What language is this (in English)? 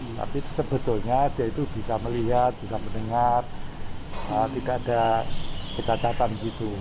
Indonesian